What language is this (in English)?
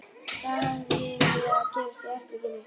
Icelandic